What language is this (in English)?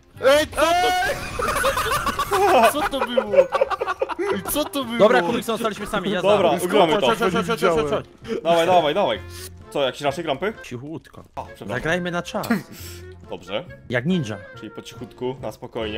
Polish